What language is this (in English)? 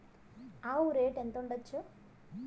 Telugu